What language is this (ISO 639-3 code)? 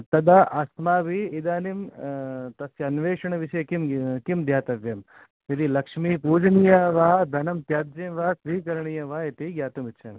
san